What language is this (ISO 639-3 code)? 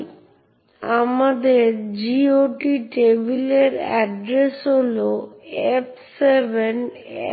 ben